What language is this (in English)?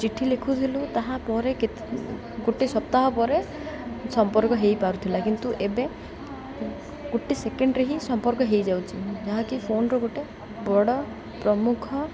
Odia